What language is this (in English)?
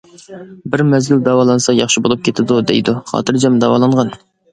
Uyghur